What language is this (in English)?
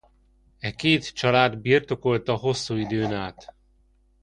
Hungarian